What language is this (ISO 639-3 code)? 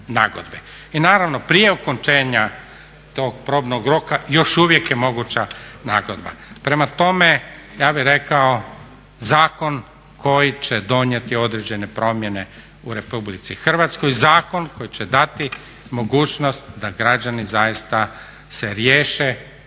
hrv